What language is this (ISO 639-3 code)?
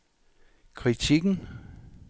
dan